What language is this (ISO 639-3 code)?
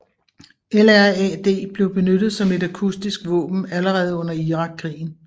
dan